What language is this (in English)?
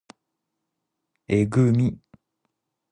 Japanese